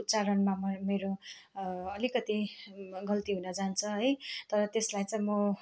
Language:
Nepali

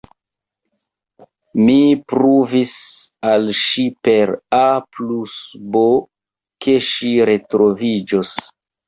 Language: Esperanto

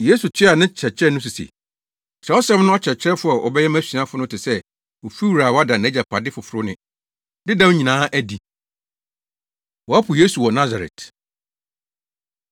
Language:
Akan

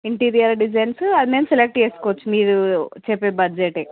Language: Telugu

